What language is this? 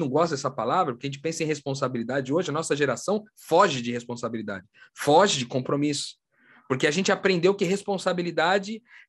Portuguese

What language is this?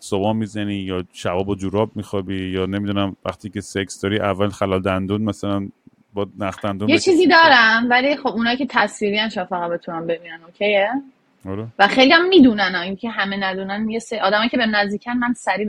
Persian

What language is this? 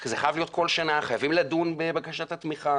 Hebrew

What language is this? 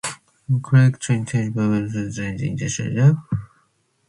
Manx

